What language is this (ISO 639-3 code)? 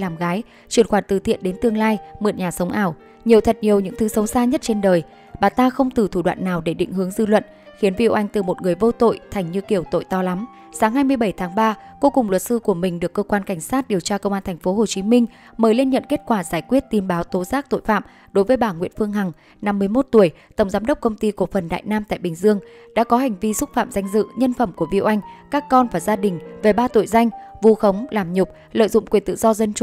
vie